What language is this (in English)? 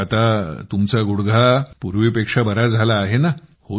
Marathi